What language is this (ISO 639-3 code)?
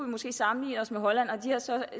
dan